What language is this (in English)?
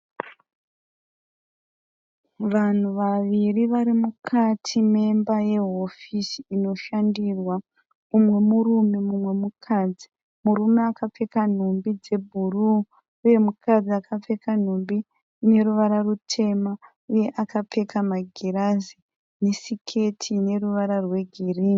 Shona